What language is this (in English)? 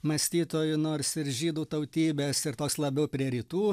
Lithuanian